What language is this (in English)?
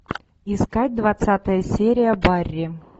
Russian